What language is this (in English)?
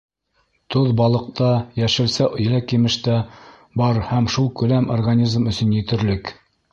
Bashkir